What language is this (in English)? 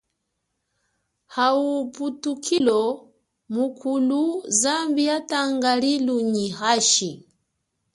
Chokwe